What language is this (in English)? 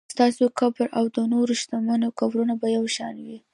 Pashto